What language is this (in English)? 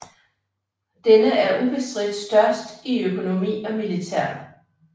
Danish